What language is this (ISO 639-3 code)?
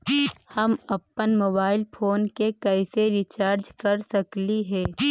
mag